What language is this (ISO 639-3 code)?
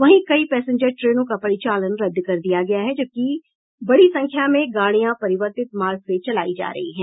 hin